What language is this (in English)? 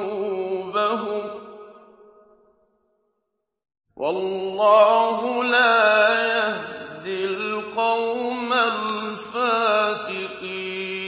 Arabic